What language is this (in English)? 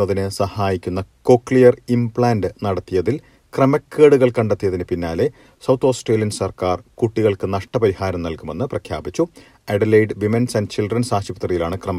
Malayalam